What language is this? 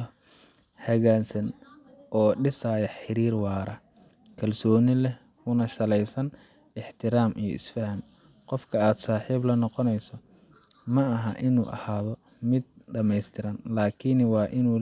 Somali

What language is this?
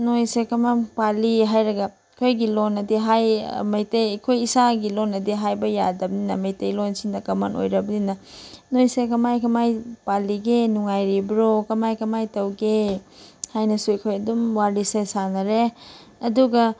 Manipuri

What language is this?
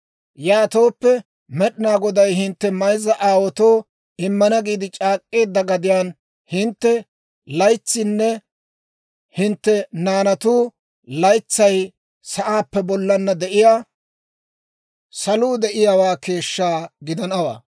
Dawro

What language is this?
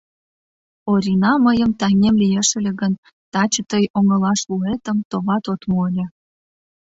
Mari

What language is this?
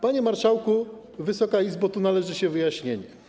Polish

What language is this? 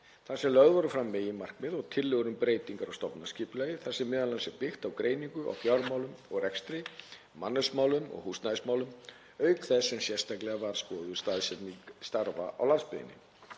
Icelandic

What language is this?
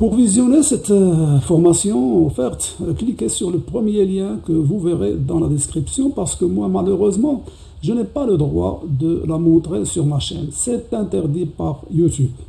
French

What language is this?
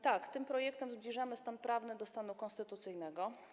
Polish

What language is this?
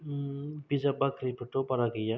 Bodo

